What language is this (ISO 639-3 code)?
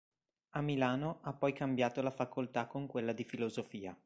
ita